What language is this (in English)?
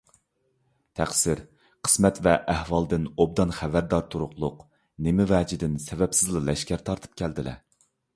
Uyghur